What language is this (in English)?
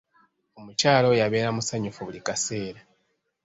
Ganda